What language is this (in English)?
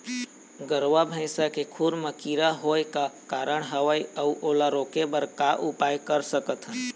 Chhattisgarhi